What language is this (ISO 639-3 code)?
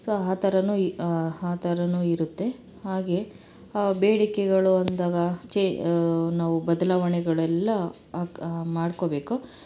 kan